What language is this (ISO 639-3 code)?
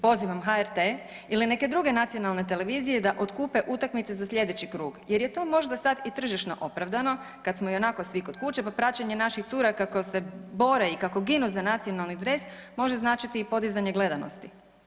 hrv